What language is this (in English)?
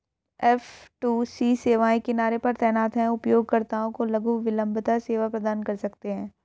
Hindi